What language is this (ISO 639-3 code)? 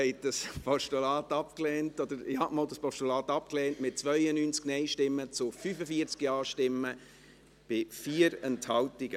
gsw